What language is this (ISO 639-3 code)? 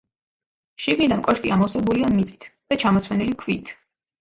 kat